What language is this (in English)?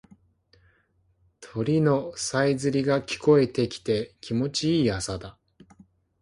Japanese